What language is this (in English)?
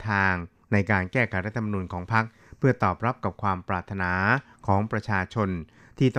Thai